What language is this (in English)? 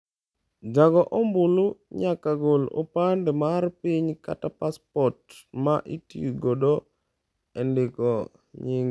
Luo (Kenya and Tanzania)